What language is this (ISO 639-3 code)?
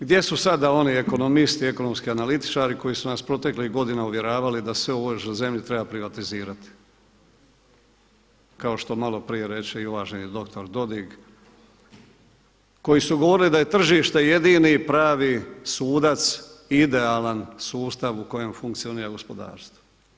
hrv